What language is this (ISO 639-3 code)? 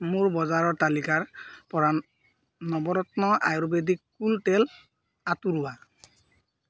asm